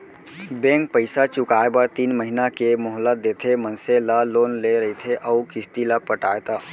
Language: Chhattisgarhi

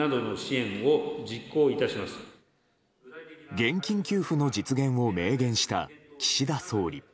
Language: Japanese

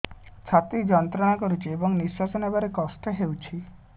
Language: Odia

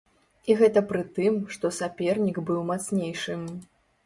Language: Belarusian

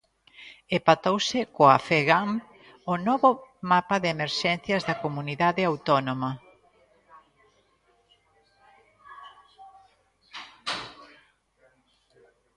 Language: Galician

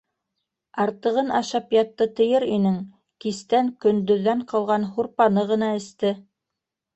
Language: Bashkir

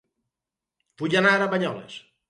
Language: Catalan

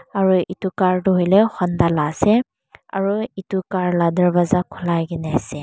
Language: Naga Pidgin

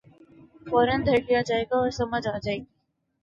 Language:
Urdu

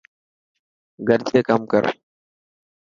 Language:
Dhatki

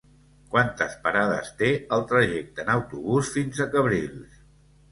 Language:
Catalan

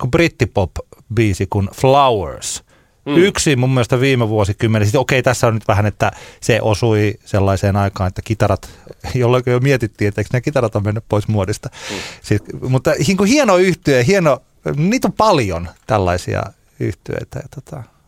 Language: Finnish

